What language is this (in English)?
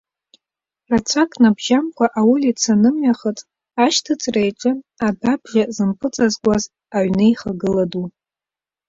Abkhazian